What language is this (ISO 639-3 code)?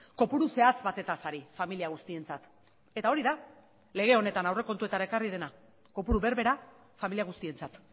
eus